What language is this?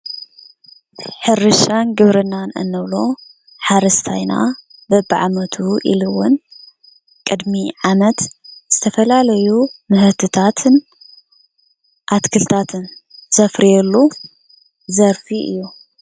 Tigrinya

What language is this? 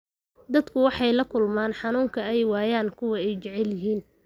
Somali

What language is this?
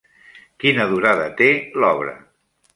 Catalan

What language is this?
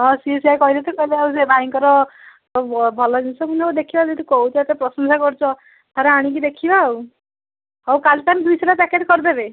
Odia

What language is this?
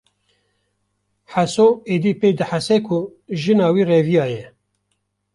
Kurdish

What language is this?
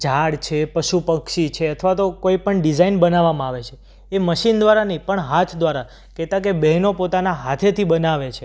Gujarati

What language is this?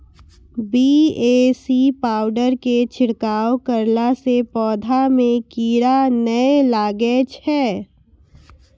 Maithili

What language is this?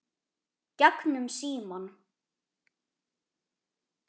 Icelandic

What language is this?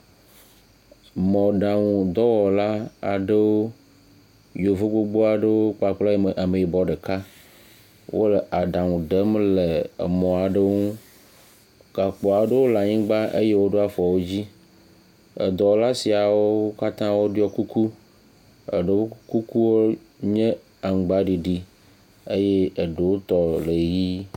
Ewe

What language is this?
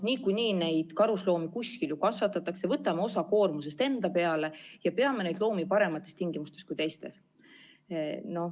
Estonian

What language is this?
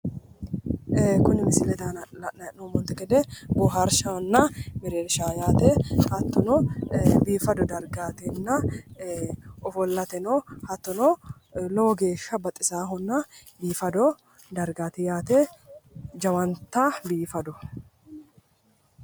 Sidamo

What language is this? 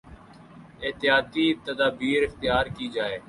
Urdu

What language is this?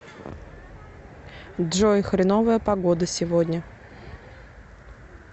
Russian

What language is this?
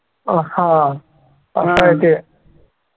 Marathi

